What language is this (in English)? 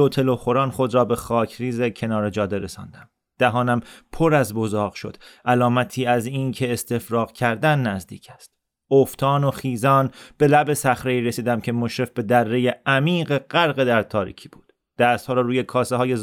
Persian